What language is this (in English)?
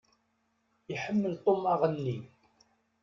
Kabyle